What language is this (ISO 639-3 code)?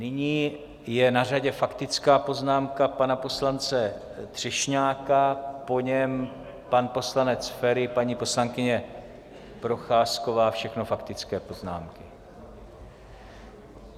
ces